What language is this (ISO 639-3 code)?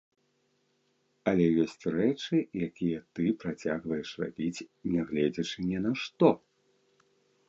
bel